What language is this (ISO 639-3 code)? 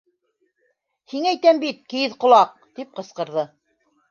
bak